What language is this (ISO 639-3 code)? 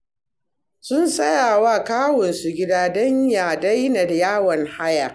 hau